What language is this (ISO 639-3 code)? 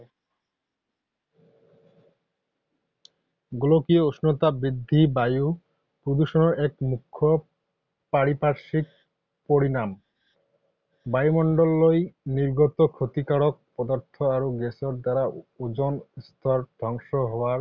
asm